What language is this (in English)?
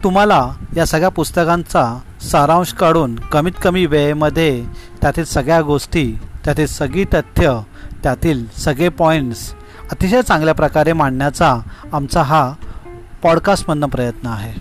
Marathi